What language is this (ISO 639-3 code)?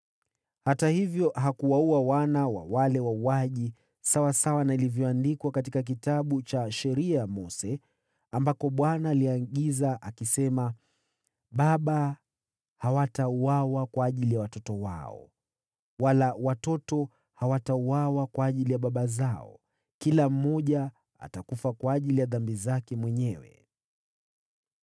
swa